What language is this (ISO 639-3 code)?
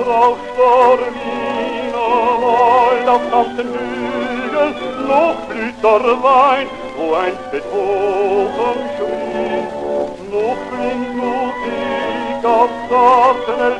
dan